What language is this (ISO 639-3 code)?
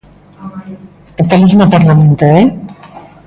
glg